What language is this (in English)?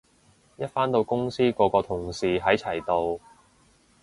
Cantonese